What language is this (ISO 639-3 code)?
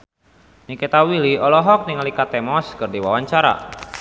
sun